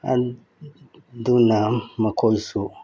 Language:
Manipuri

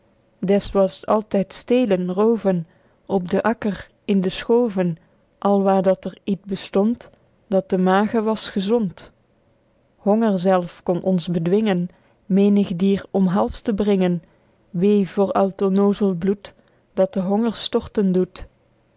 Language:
Dutch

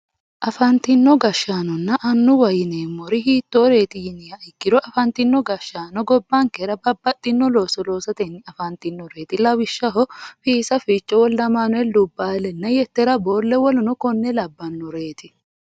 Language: Sidamo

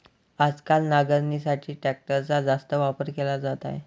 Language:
Marathi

